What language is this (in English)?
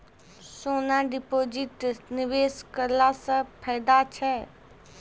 Maithili